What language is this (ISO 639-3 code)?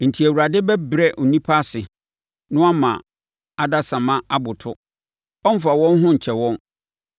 aka